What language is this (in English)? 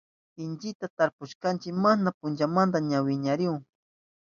Southern Pastaza Quechua